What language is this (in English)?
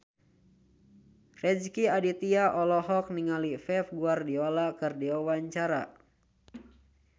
Sundanese